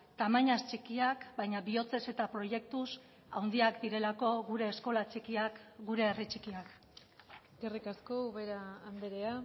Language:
Basque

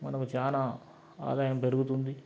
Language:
Telugu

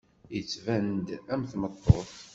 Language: Kabyle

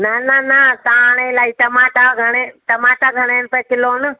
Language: Sindhi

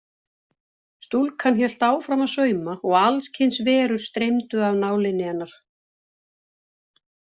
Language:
Icelandic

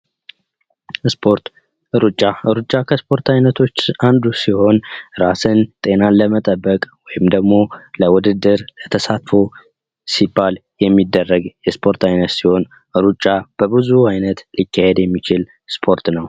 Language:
Amharic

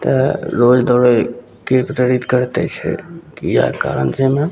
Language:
Maithili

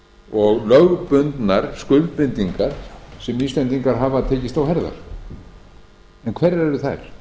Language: Icelandic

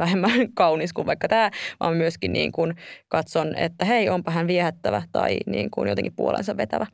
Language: Finnish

